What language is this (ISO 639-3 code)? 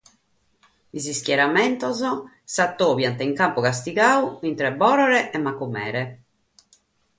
srd